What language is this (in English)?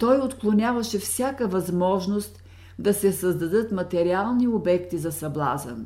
Bulgarian